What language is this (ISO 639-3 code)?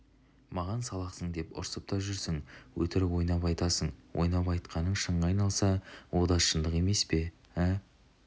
kaz